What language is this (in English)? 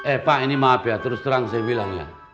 Indonesian